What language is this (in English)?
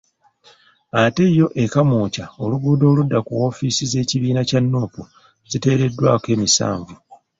Ganda